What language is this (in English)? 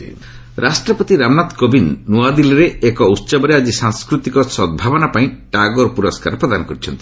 Odia